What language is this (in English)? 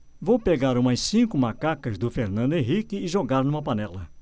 Portuguese